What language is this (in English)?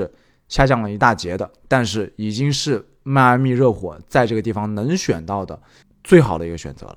Chinese